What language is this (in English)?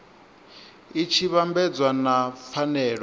Venda